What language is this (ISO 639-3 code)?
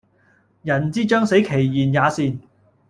yue